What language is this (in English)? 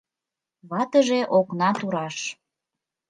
Mari